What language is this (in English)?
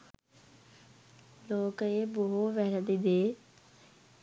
Sinhala